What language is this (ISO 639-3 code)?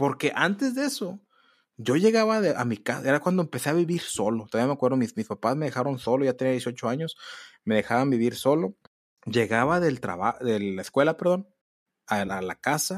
spa